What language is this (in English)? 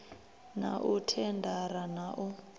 Venda